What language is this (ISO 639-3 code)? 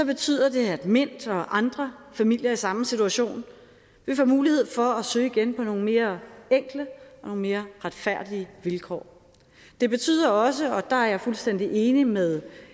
dan